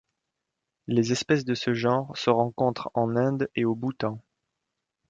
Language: French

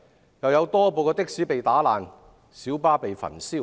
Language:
Cantonese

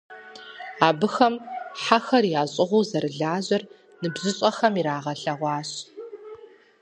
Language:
Kabardian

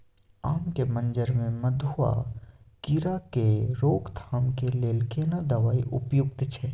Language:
Maithili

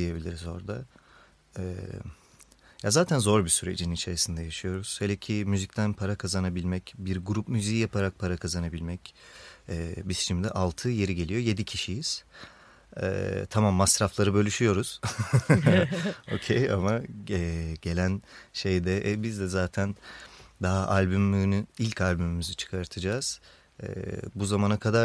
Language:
Turkish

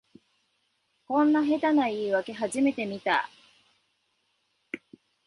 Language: Japanese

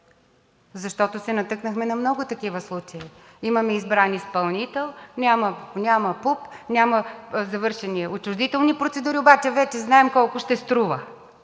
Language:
Bulgarian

